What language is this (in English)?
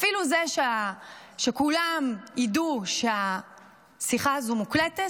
Hebrew